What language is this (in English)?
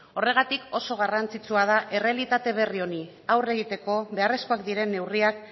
Basque